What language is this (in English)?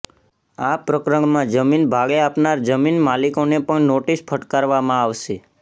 Gujarati